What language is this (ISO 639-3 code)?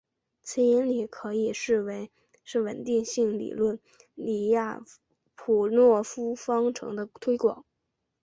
zho